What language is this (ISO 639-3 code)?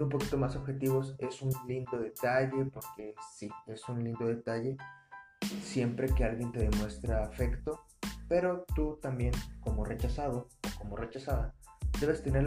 spa